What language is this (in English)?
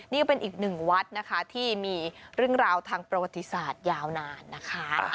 Thai